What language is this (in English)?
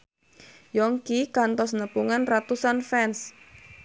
Sundanese